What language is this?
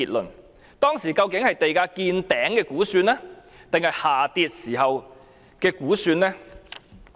Cantonese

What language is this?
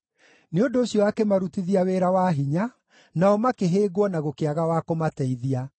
Kikuyu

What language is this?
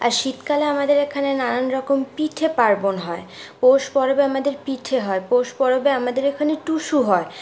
Bangla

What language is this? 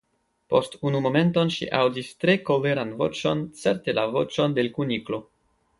Esperanto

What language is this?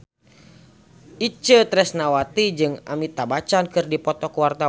Sundanese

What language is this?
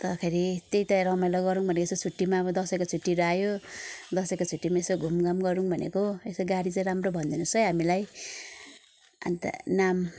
Nepali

